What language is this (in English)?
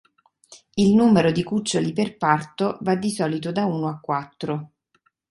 Italian